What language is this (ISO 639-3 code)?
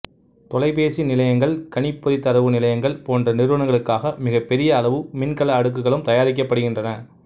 tam